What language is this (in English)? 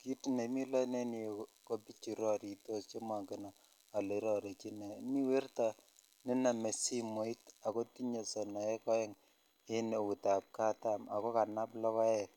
Kalenjin